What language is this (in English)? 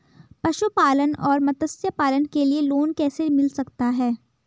Hindi